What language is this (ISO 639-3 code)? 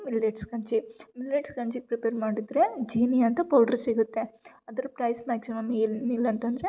kan